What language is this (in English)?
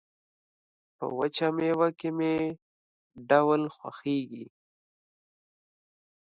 Pashto